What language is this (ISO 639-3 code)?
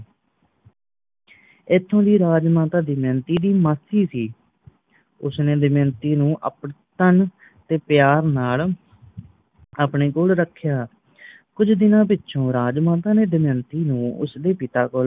pan